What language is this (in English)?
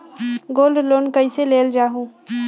Magahi